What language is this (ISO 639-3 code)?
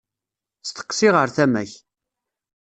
kab